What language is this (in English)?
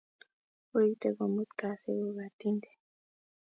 Kalenjin